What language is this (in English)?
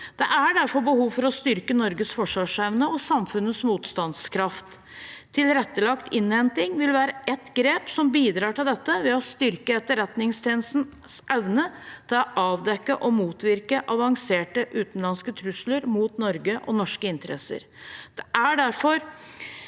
Norwegian